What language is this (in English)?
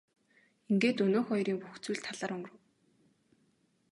Mongolian